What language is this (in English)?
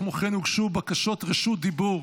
Hebrew